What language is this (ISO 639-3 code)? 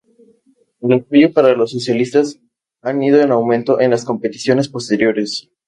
spa